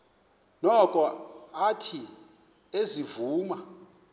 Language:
Xhosa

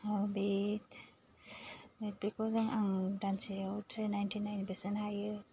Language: Bodo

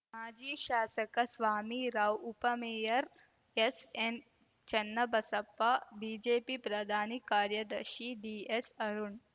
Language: Kannada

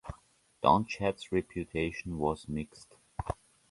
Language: English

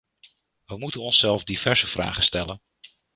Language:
Dutch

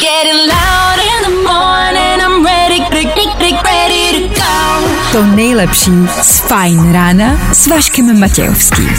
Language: Czech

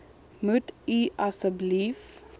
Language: Afrikaans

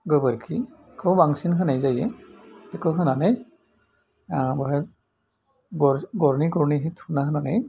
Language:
Bodo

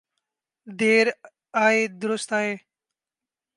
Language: Urdu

